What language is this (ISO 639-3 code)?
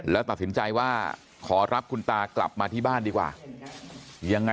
tha